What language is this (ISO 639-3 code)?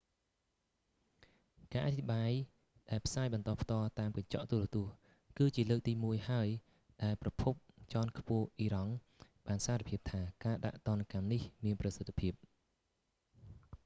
khm